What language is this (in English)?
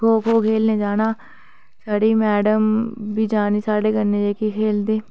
Dogri